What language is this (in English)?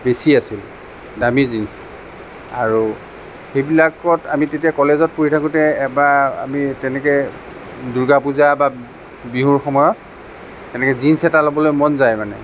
Assamese